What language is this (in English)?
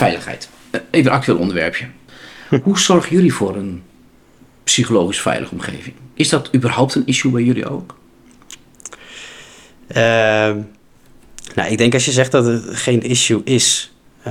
Dutch